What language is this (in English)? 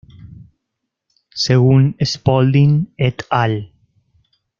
Spanish